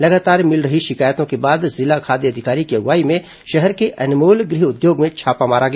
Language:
Hindi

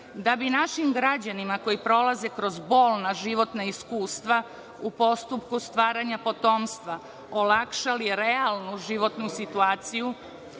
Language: Serbian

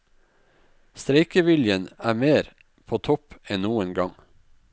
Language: Norwegian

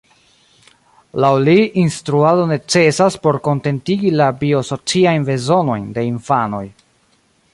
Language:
Esperanto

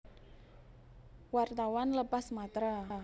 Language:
Javanese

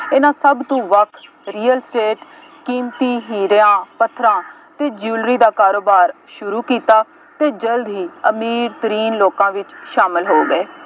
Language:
Punjabi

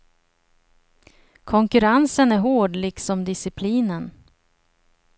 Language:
Swedish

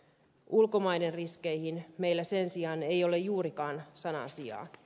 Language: Finnish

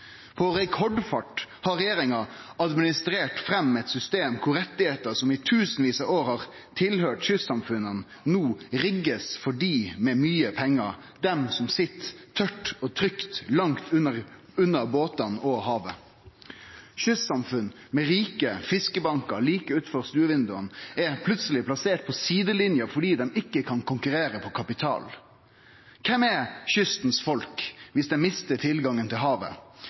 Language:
Norwegian Nynorsk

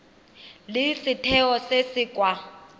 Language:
Tswana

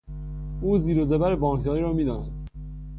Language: Persian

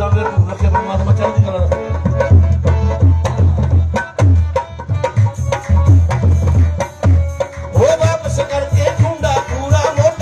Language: Arabic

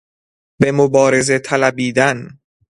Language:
Persian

